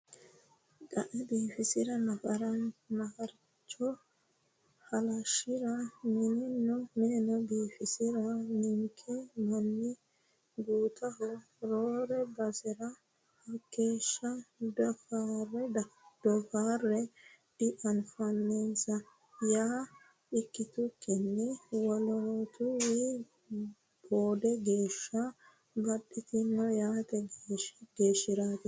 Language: Sidamo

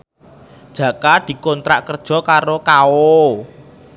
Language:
Javanese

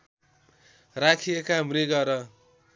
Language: Nepali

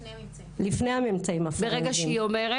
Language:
Hebrew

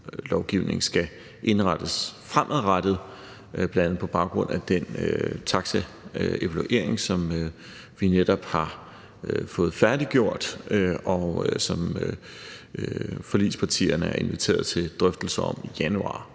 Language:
Danish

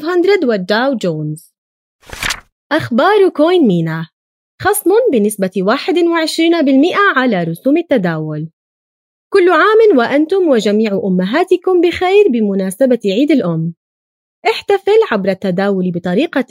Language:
Arabic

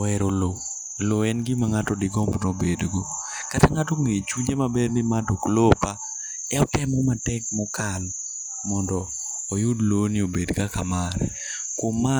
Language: Luo (Kenya and Tanzania)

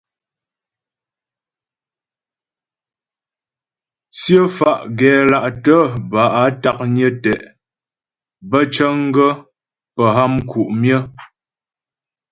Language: Ghomala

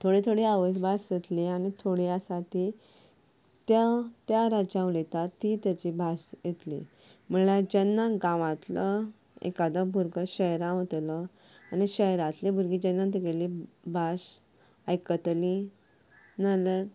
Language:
Konkani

